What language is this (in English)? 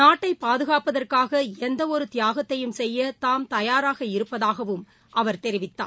Tamil